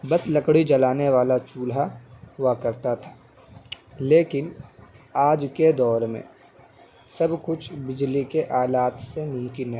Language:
Urdu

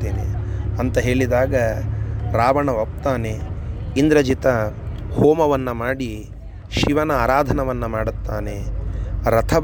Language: Kannada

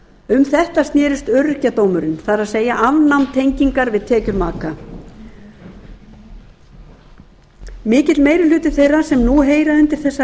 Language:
Icelandic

